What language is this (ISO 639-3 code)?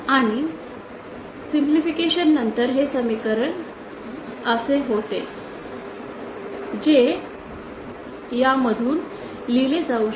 mar